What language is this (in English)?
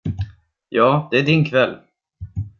Swedish